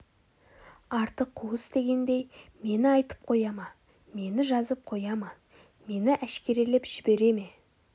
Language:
Kazakh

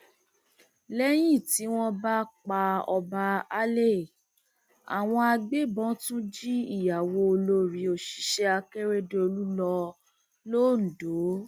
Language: Yoruba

